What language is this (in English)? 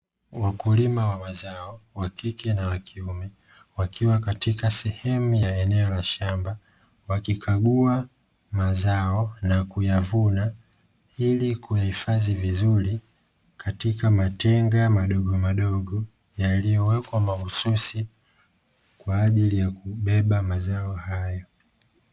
Swahili